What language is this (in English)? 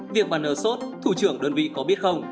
Vietnamese